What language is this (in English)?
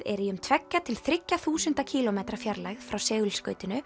Icelandic